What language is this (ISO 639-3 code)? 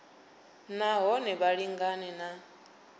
ven